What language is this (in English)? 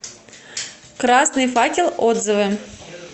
Russian